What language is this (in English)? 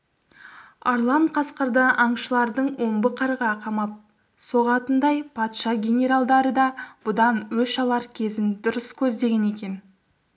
Kazakh